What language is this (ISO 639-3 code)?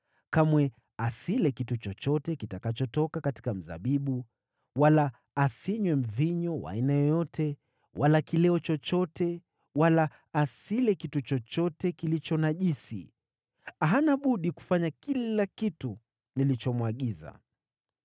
swa